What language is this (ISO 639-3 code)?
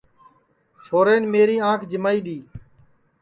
ssi